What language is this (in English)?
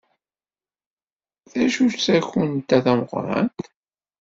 Kabyle